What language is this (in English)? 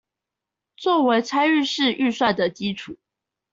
Chinese